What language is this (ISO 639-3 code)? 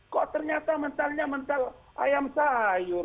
ind